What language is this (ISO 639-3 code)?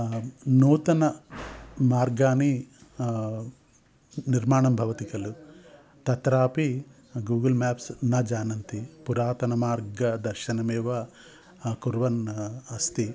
san